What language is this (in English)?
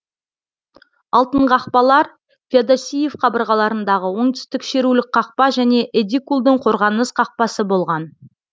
Kazakh